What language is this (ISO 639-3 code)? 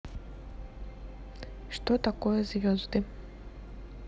rus